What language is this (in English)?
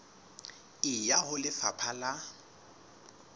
Southern Sotho